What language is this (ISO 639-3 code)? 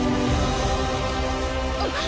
jpn